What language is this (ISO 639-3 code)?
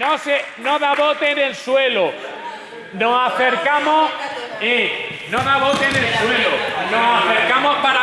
spa